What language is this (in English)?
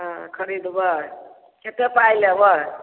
Maithili